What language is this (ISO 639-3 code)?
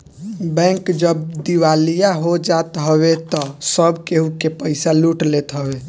bho